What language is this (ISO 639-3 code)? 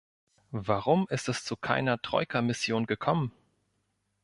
deu